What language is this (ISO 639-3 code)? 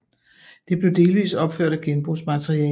dan